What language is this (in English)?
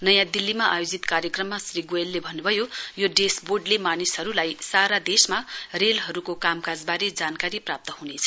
Nepali